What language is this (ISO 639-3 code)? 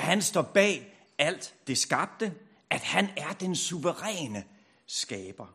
dan